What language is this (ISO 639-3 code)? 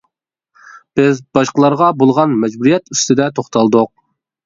uig